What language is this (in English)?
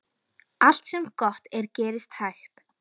Icelandic